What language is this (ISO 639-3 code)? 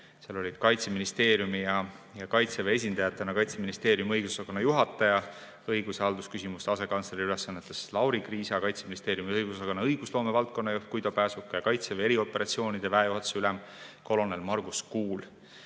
est